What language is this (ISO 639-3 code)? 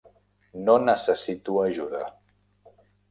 cat